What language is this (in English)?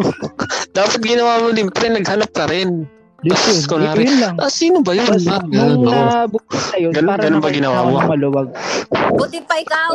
Filipino